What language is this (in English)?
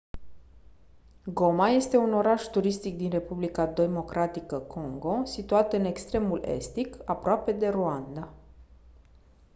Romanian